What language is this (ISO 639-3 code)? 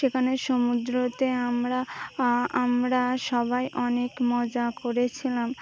ben